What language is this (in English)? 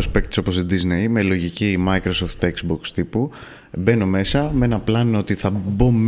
Greek